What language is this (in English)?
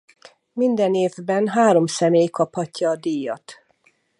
Hungarian